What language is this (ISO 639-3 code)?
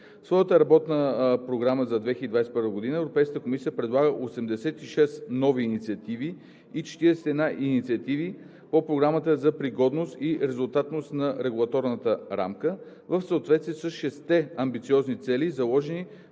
bul